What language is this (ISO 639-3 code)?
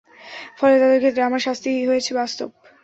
ben